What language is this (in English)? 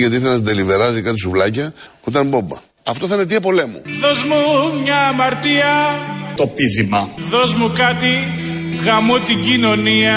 Greek